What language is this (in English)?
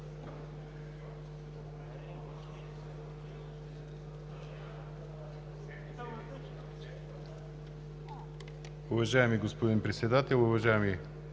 Bulgarian